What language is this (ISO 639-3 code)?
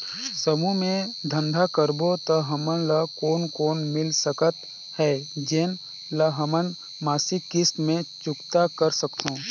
hne